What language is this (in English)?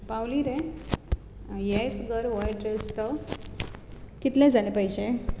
Konkani